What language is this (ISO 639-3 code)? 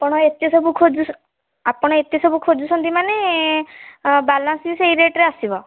ori